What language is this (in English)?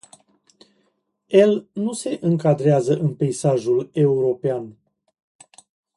Romanian